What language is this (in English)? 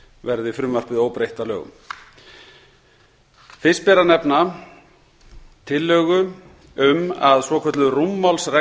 Icelandic